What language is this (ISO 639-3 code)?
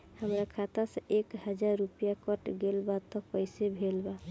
bho